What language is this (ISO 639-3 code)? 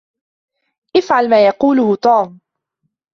ara